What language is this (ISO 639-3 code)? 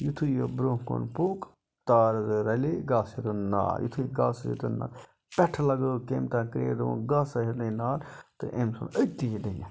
kas